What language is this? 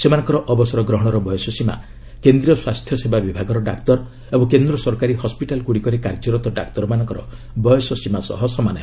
Odia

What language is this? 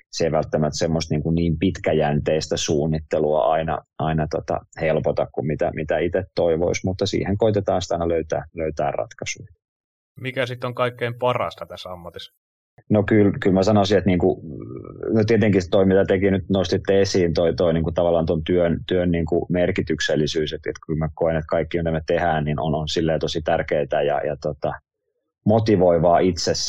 Finnish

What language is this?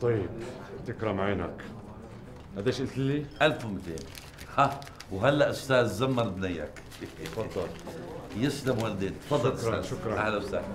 Arabic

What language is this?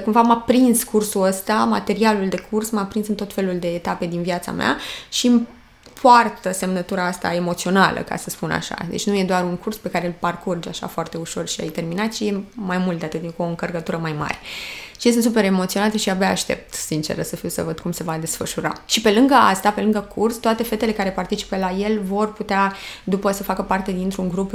Romanian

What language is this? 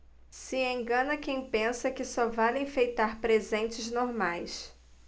Portuguese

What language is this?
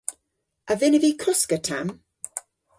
Cornish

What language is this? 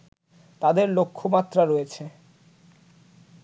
Bangla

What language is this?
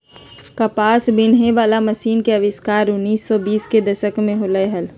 Magahi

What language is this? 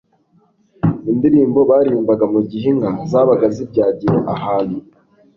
Kinyarwanda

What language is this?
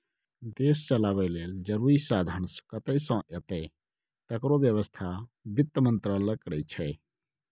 Maithili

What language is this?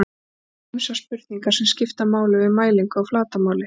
Icelandic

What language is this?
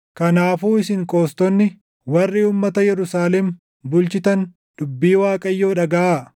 Oromo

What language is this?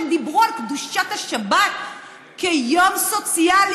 Hebrew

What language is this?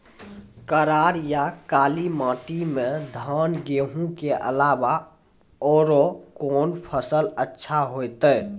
Maithili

